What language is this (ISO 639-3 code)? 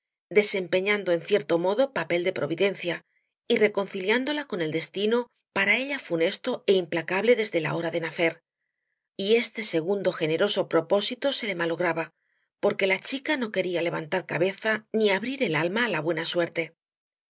spa